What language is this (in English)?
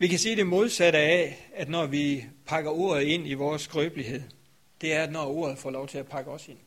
Danish